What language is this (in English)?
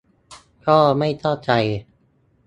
Thai